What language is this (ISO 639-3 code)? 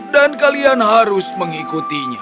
ind